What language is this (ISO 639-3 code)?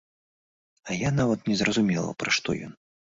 bel